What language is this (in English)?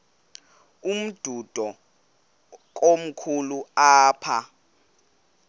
Xhosa